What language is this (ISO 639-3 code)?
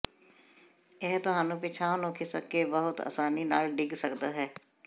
pan